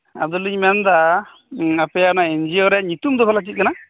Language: Santali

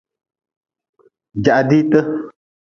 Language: Nawdm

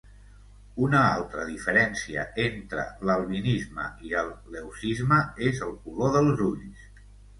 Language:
Catalan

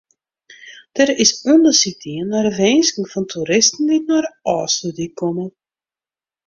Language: Western Frisian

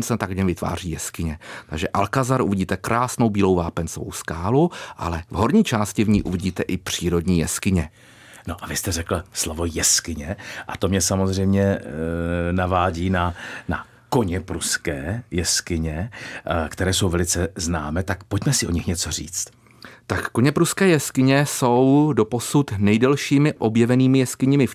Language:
Czech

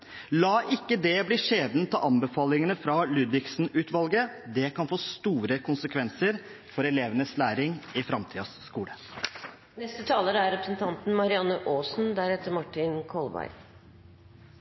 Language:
Norwegian Bokmål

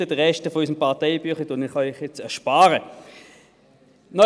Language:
Swiss German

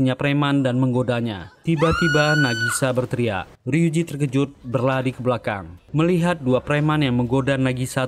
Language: Indonesian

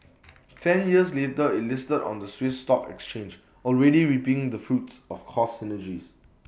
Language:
English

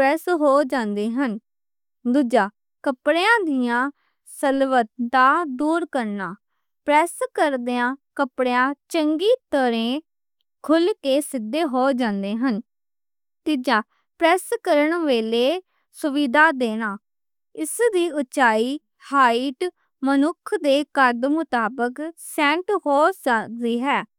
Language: Western Panjabi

